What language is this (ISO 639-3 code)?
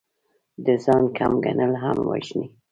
pus